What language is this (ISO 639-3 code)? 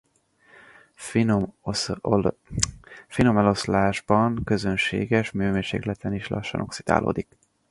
hun